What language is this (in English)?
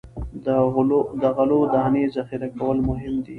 Pashto